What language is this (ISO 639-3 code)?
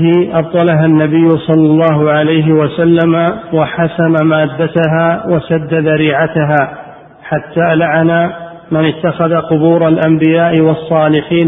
ara